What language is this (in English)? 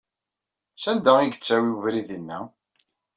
Kabyle